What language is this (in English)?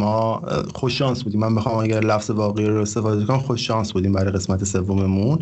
Persian